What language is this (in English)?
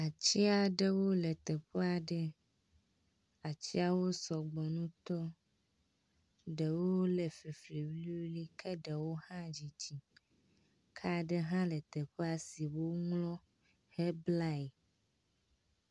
Ewe